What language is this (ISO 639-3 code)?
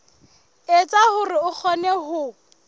sot